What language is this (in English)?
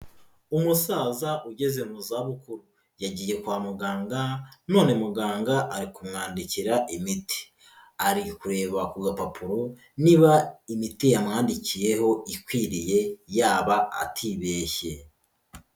Kinyarwanda